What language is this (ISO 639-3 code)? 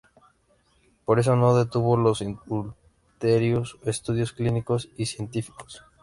spa